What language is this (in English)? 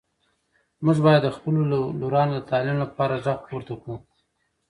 Pashto